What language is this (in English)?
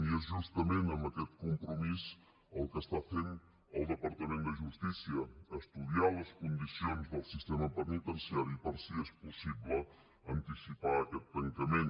Catalan